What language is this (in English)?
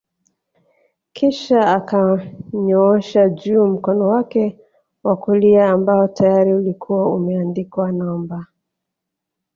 Swahili